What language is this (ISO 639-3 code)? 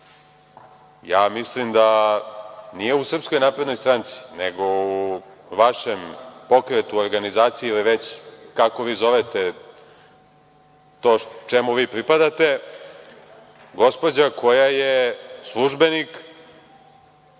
srp